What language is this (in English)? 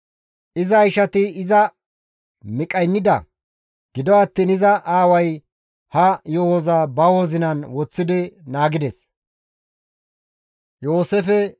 Gamo